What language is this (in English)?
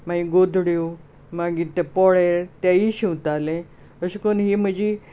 Konkani